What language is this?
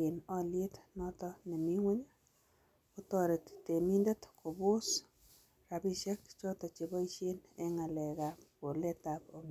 Kalenjin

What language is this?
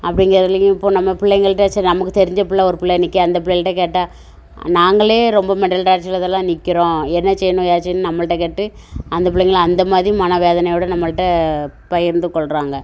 Tamil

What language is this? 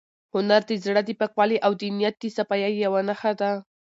Pashto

